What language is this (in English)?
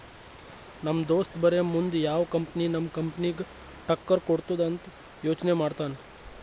Kannada